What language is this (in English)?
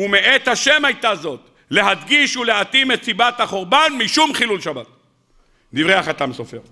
Hebrew